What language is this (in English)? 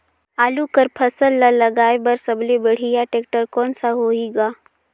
Chhattisgarhi